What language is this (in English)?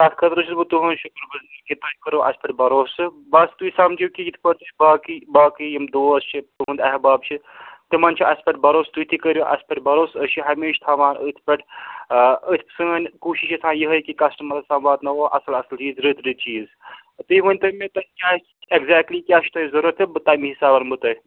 Kashmiri